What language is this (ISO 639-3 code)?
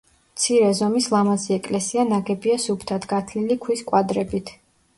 kat